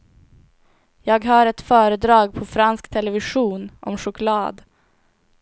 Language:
Swedish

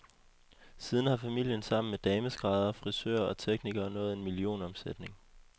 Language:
Danish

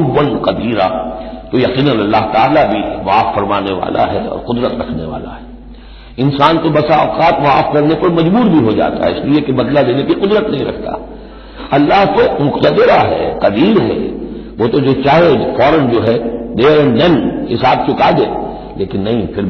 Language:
Arabic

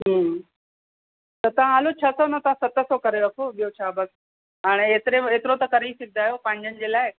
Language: Sindhi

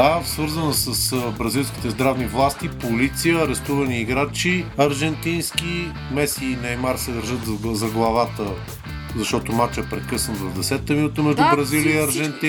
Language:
Bulgarian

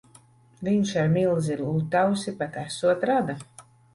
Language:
Latvian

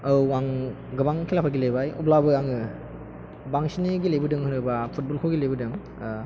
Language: Bodo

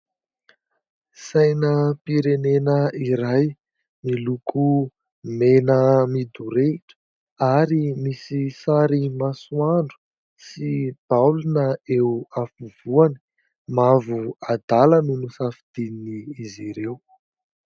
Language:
Malagasy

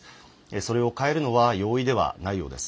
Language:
Japanese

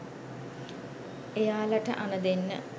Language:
Sinhala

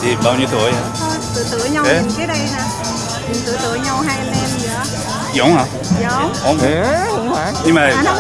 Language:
Vietnamese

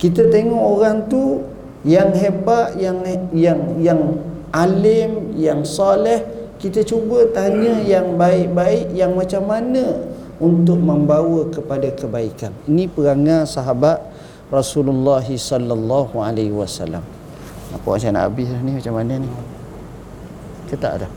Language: Malay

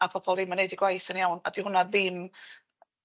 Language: Welsh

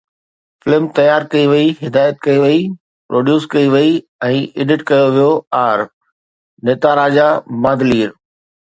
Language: Sindhi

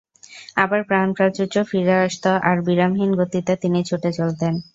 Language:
Bangla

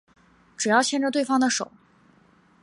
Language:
Chinese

